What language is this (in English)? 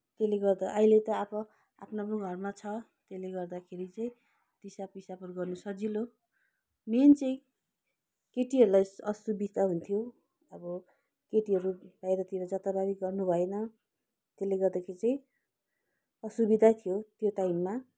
Nepali